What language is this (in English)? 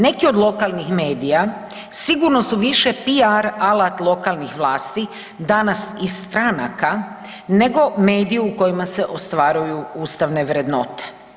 Croatian